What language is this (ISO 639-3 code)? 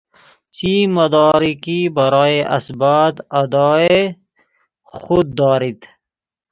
fas